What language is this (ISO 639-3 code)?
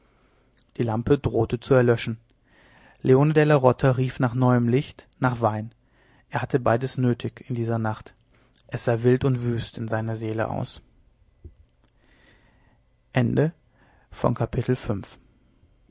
deu